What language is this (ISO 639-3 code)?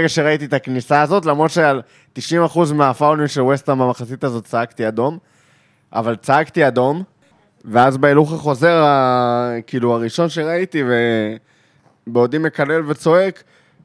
heb